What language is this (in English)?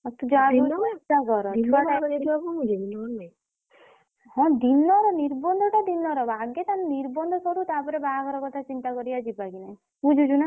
Odia